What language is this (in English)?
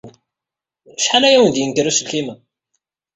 Kabyle